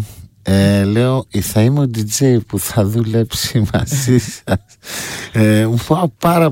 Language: Greek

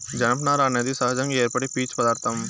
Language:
Telugu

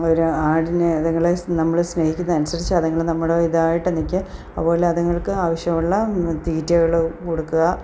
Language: Malayalam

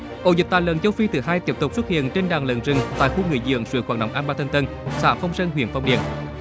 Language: Vietnamese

